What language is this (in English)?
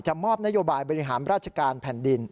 Thai